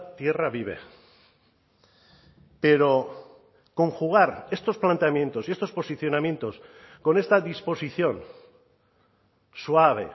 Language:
Spanish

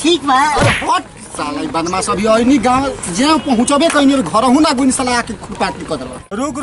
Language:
Hindi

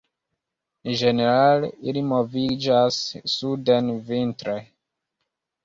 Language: Esperanto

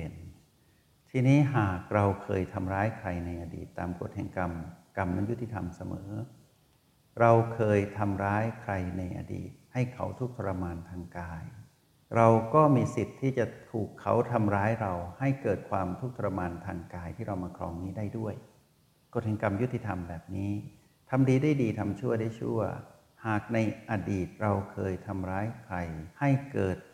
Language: Thai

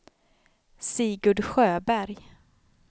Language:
Swedish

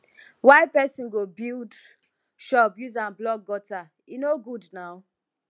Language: Nigerian Pidgin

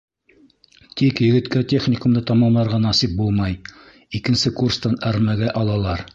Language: Bashkir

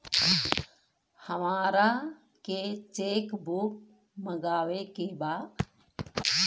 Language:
Bhojpuri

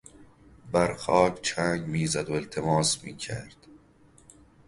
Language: Persian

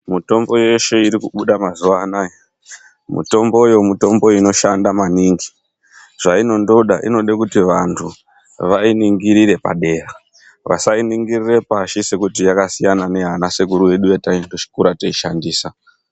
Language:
Ndau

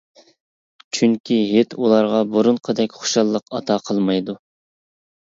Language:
Uyghur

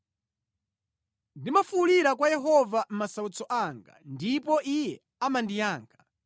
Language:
Nyanja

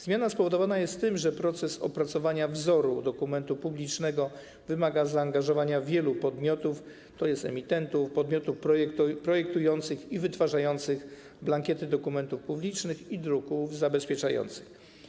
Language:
Polish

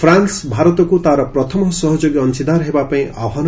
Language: Odia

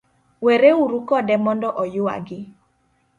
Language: Luo (Kenya and Tanzania)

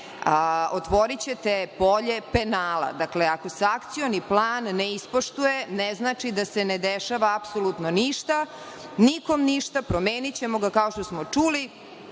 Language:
Serbian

